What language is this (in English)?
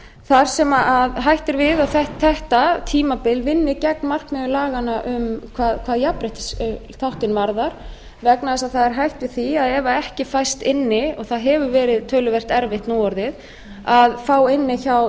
Icelandic